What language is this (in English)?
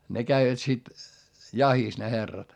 Finnish